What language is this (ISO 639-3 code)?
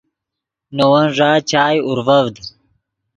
ydg